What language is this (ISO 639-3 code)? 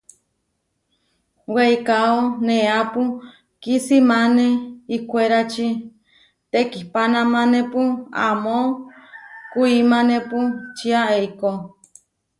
var